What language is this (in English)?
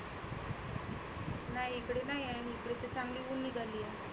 Marathi